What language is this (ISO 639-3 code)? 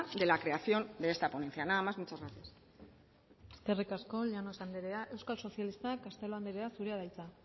eus